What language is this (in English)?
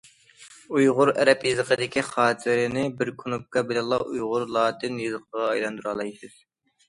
Uyghur